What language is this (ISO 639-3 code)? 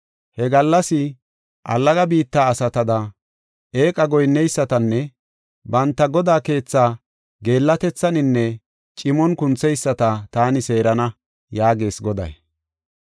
gof